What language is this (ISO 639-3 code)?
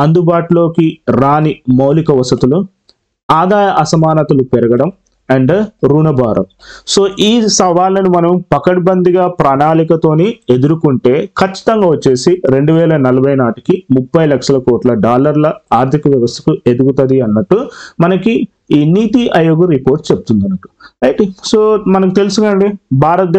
tel